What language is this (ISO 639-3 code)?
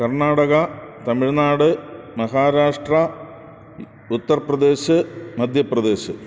mal